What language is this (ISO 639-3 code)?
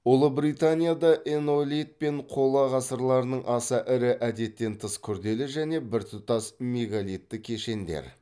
kaz